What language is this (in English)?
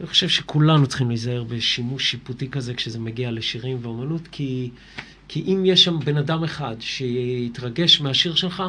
Hebrew